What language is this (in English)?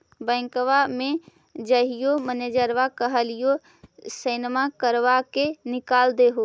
Magahi